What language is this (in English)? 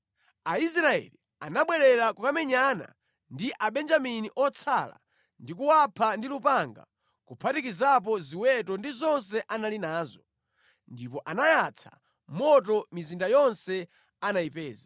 Nyanja